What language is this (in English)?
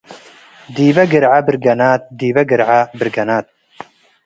Tigre